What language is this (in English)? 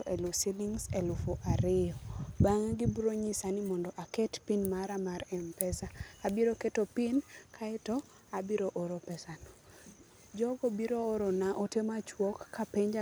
Luo (Kenya and Tanzania)